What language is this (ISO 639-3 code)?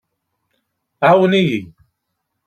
kab